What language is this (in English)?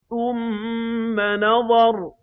Arabic